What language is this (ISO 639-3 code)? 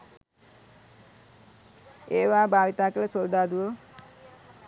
sin